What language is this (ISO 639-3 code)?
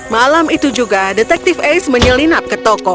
ind